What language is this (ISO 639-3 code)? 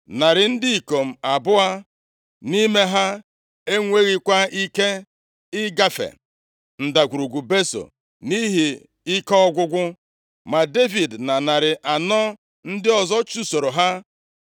ibo